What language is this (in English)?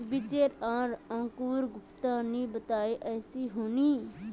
Magahi